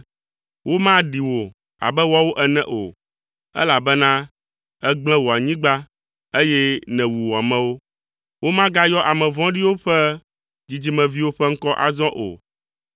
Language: Ewe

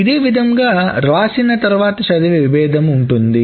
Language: Telugu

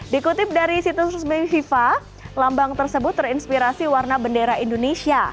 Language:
Indonesian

